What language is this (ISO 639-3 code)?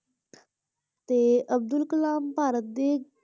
pan